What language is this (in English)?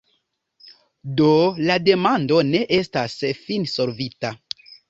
Esperanto